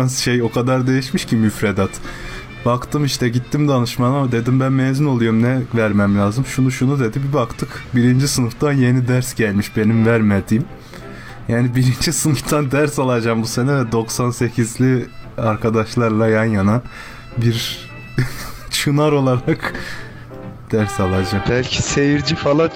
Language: Turkish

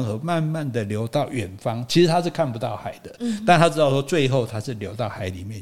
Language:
Chinese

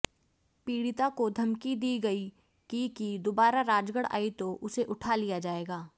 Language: Hindi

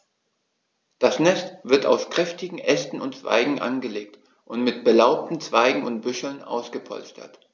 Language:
German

